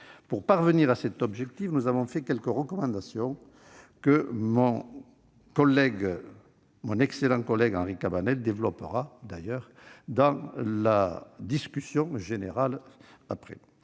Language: French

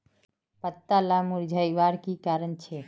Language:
Magahi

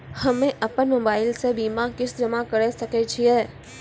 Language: Maithili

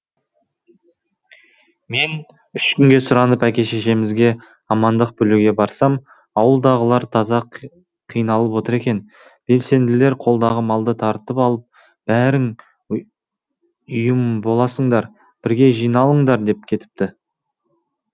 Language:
Kazakh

